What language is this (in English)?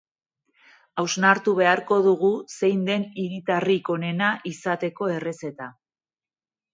Basque